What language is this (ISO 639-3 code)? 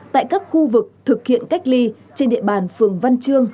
vie